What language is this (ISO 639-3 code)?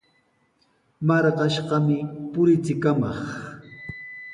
qws